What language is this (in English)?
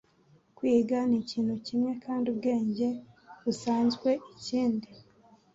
Kinyarwanda